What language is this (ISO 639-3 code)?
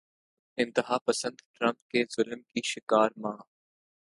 urd